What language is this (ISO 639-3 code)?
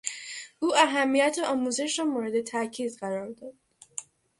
fas